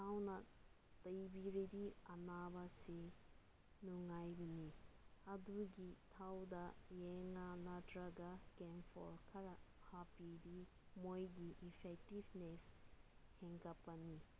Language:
Manipuri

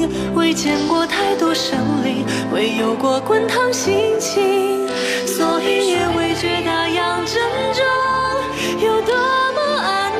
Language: Chinese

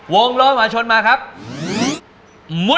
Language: Thai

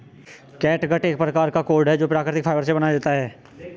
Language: Hindi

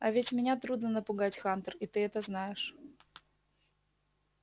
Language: Russian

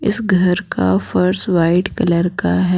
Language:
Hindi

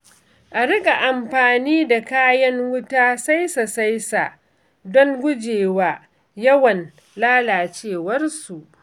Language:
Hausa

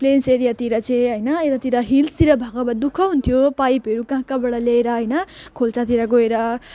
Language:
Nepali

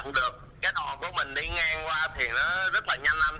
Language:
Vietnamese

